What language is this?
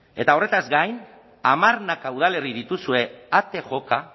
Basque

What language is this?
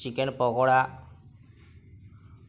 Bangla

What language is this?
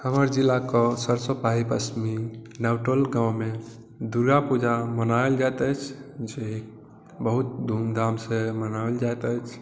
Maithili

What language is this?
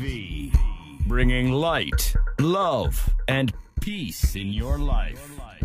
Urdu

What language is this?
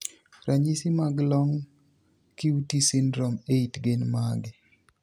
Luo (Kenya and Tanzania)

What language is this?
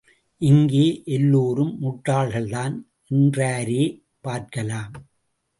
Tamil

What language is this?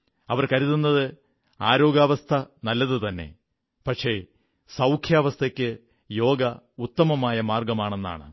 Malayalam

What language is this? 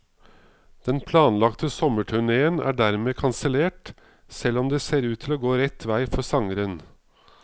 Norwegian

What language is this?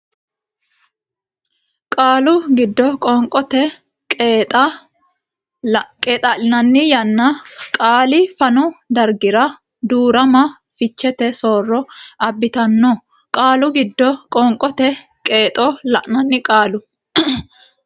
Sidamo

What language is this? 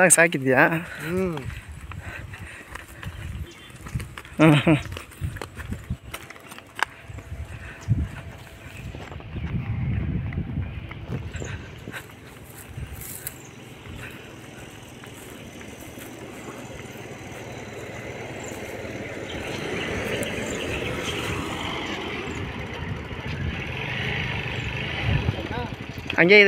Kannada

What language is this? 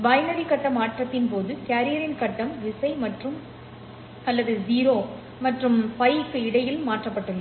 Tamil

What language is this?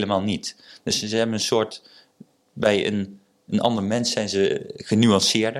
Dutch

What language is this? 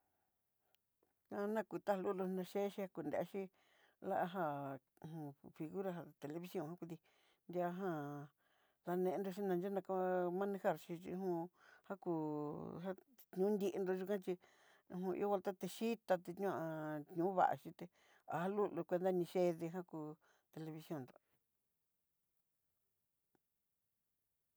Southeastern Nochixtlán Mixtec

